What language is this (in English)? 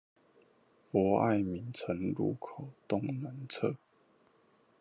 Chinese